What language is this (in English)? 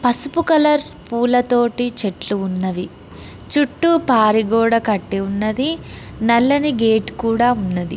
Telugu